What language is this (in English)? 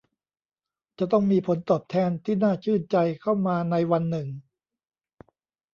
Thai